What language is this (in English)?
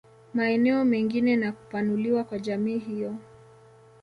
Swahili